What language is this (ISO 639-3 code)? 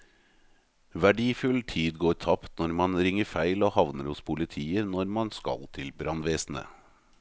nor